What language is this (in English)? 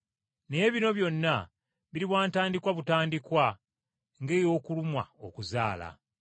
Ganda